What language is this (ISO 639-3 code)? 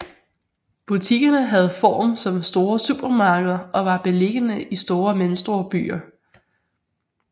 dan